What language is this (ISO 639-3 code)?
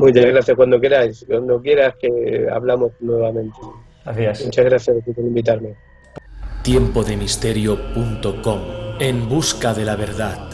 spa